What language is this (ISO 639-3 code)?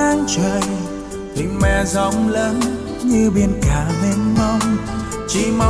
vie